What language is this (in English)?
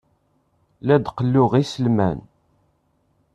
Kabyle